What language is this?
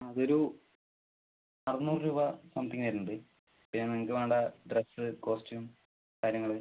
Malayalam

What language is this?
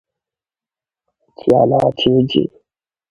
Igbo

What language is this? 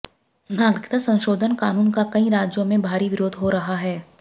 Hindi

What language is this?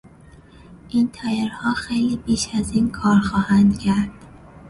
Persian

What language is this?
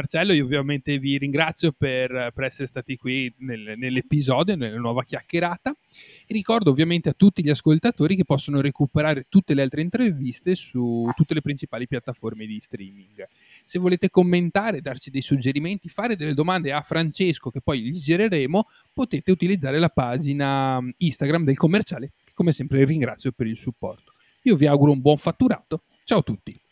Italian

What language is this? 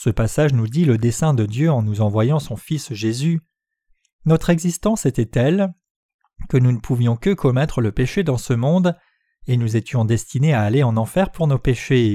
French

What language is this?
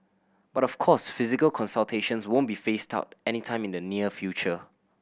English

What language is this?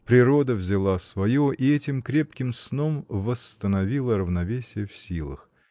Russian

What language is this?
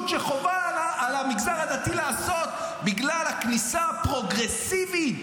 Hebrew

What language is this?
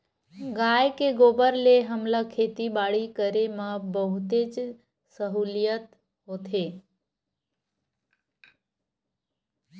Chhattisgarhi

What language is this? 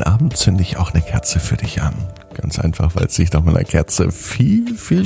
German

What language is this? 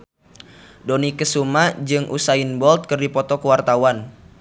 Sundanese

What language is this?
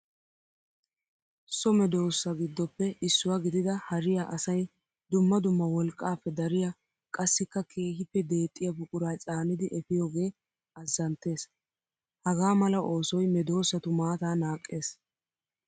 Wolaytta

